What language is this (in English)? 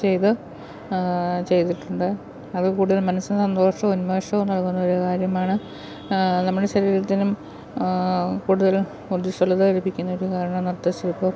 Malayalam